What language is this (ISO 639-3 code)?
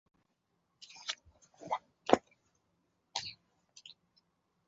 zho